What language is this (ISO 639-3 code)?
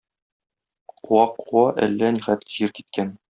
tat